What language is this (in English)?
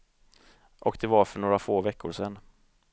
Swedish